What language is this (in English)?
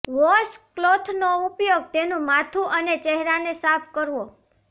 Gujarati